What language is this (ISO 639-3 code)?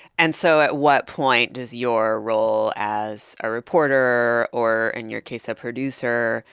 eng